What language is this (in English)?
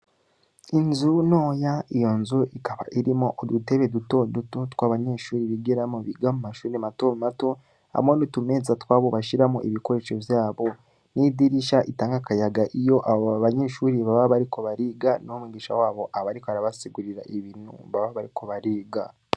Rundi